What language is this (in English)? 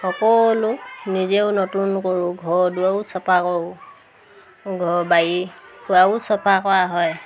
Assamese